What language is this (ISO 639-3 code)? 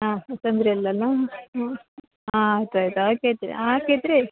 kan